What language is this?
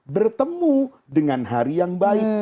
Indonesian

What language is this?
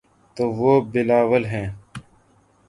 Urdu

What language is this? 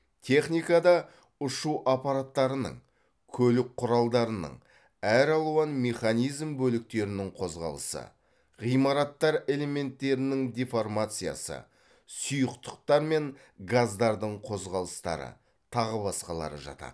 Kazakh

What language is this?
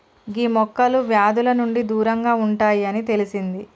Telugu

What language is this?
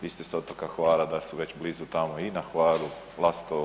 Croatian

